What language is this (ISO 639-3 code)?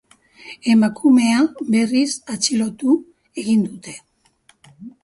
eus